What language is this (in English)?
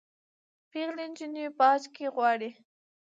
Pashto